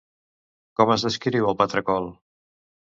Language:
Catalan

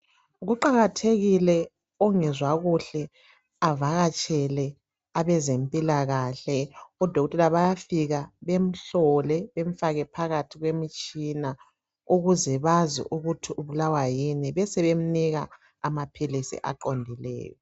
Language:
North Ndebele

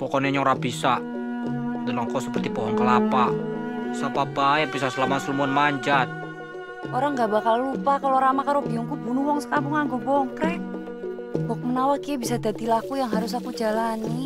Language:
Indonesian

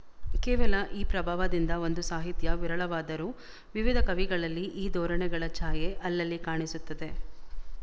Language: Kannada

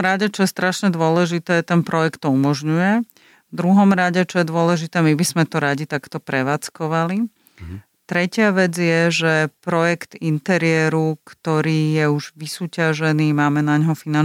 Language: Slovak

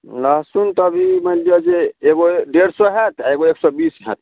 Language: Maithili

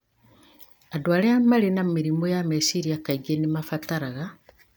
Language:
Kikuyu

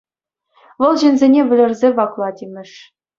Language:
Chuvash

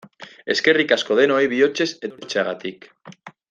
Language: Basque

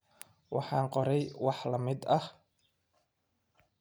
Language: Somali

